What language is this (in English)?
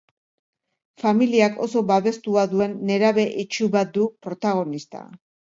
Basque